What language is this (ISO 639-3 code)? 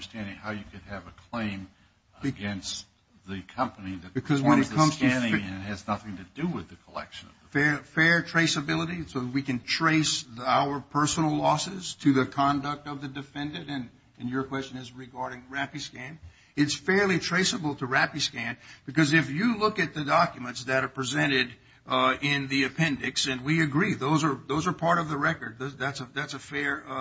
eng